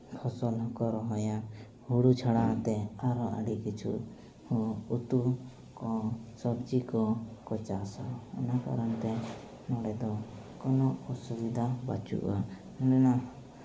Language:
Santali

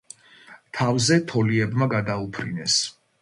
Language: Georgian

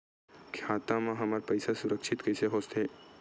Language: Chhattisgarhi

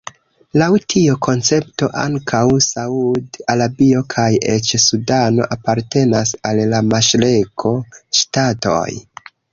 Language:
Esperanto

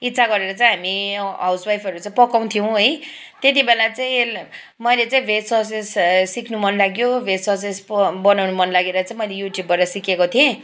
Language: Nepali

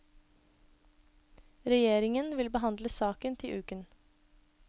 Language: Norwegian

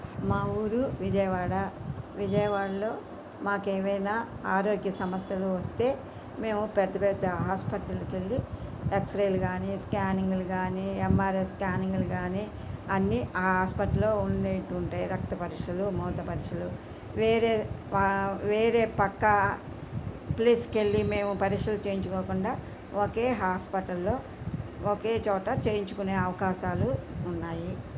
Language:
Telugu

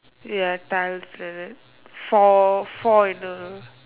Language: English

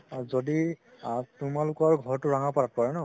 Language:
Assamese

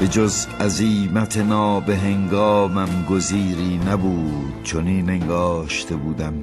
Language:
Persian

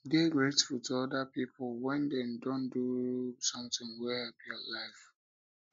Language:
Nigerian Pidgin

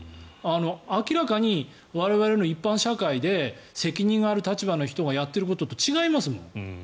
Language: Japanese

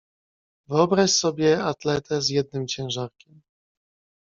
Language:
Polish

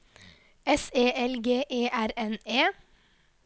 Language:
Norwegian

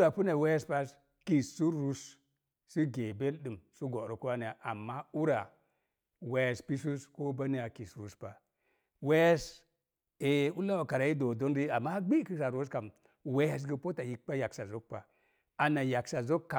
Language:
Mom Jango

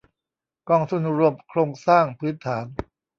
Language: Thai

